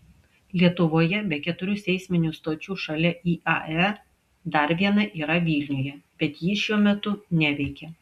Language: Lithuanian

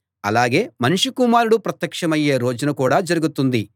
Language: Telugu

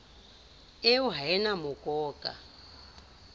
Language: Southern Sotho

